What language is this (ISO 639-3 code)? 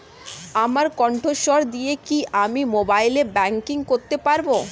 ben